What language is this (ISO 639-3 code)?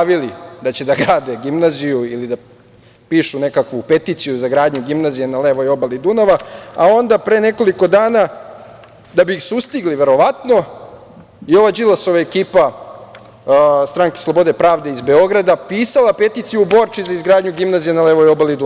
srp